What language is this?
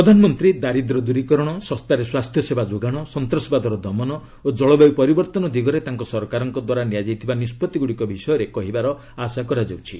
Odia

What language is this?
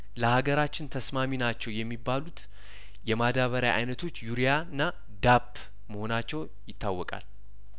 Amharic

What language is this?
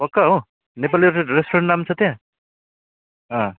Nepali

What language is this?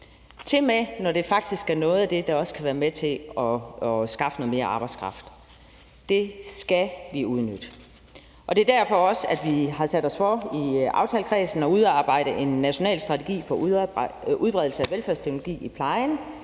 Danish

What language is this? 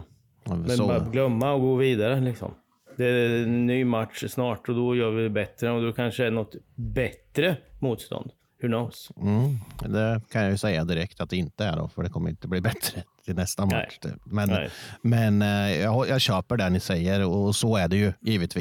Swedish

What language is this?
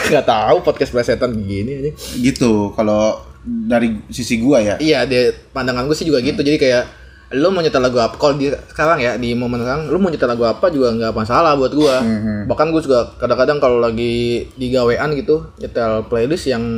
Indonesian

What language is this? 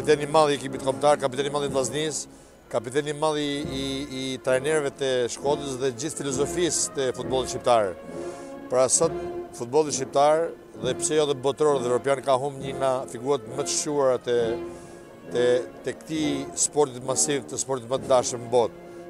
Romanian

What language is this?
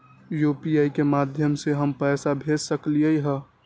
Magahi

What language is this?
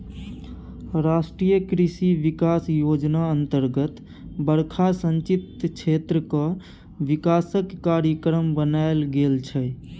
Maithili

